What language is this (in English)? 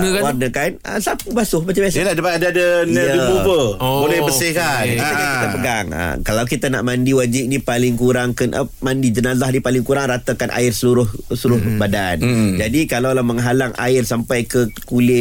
Malay